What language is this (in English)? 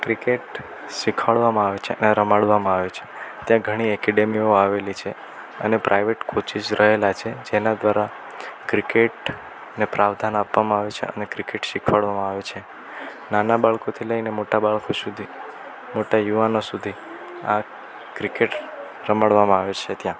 Gujarati